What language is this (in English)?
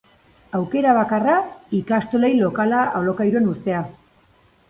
Basque